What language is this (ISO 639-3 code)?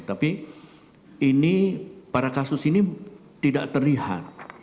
ind